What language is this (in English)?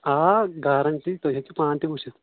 Kashmiri